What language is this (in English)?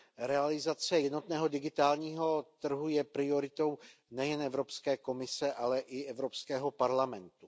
Czech